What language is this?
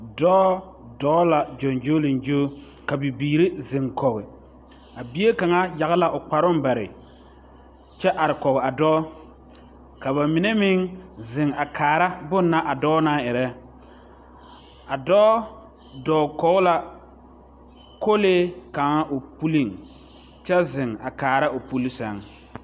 Southern Dagaare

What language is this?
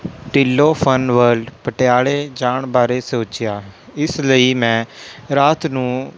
Punjabi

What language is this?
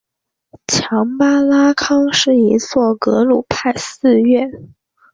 Chinese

